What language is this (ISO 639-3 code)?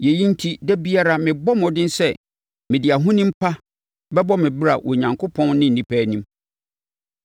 aka